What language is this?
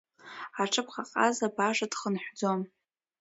Abkhazian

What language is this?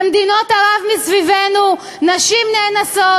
Hebrew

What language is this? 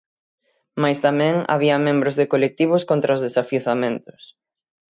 Galician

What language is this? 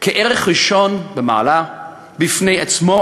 Hebrew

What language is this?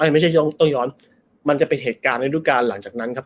Thai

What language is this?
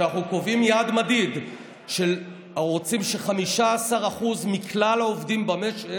Hebrew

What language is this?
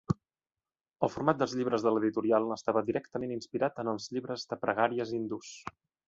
Catalan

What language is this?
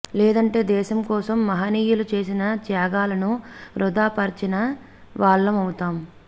Telugu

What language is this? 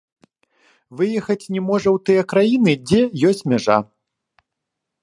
Belarusian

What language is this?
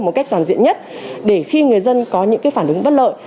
Vietnamese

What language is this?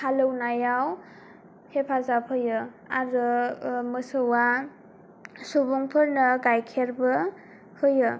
Bodo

